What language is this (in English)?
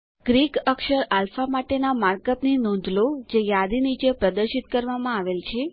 Gujarati